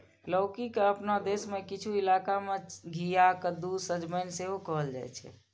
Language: Maithili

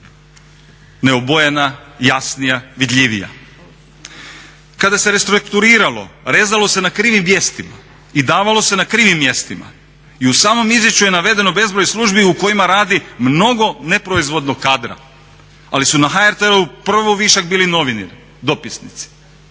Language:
Croatian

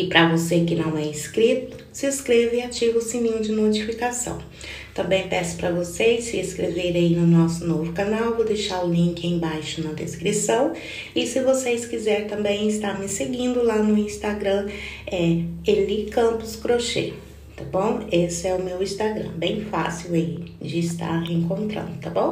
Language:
Portuguese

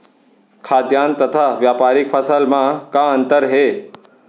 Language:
Chhattisgarhi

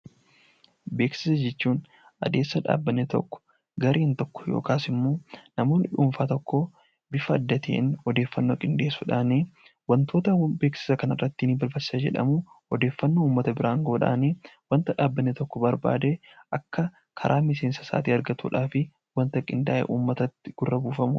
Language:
Oromo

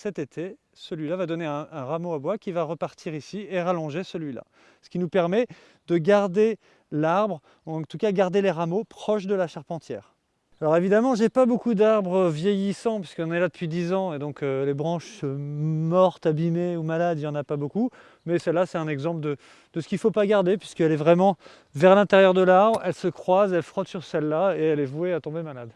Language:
French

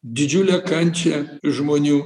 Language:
Lithuanian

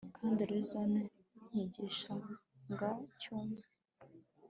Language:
Kinyarwanda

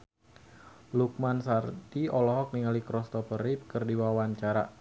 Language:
Sundanese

